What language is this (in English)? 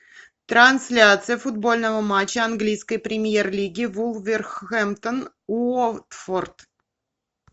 Russian